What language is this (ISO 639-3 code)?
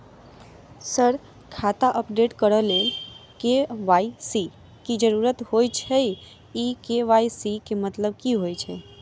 mai